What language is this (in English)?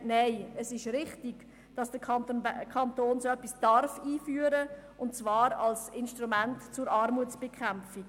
Swiss German